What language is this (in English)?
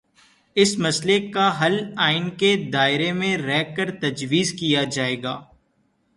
Urdu